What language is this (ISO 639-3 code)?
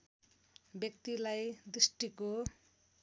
nep